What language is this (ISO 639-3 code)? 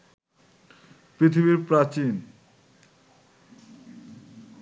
ben